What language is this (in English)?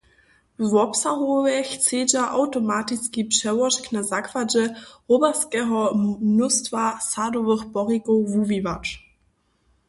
Upper Sorbian